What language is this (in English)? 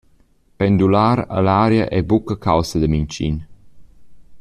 Romansh